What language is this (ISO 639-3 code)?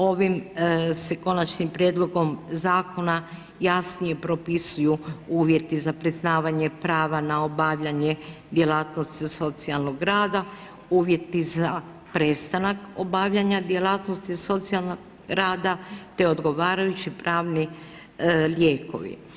hrv